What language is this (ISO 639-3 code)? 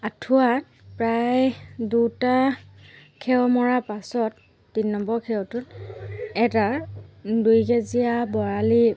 asm